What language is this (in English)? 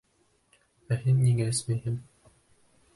Bashkir